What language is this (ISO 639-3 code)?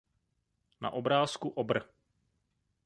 ces